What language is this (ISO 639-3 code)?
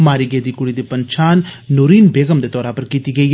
doi